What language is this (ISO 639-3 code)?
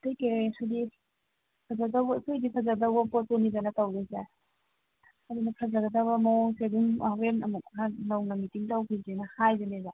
mni